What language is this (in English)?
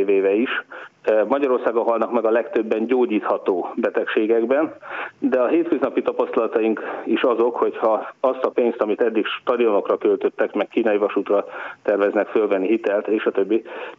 Hungarian